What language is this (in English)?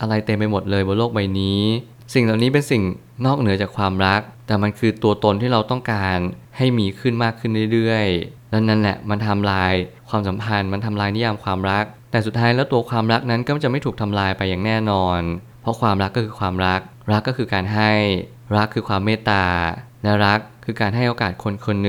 Thai